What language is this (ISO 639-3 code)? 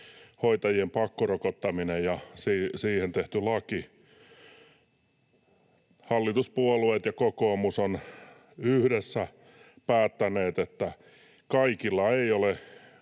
fin